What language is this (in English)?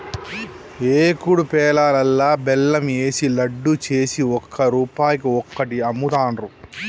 Telugu